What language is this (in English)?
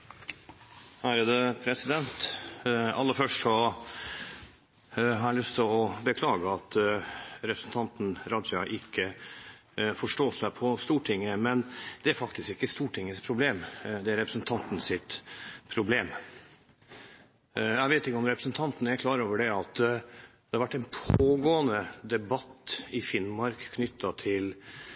Norwegian Bokmål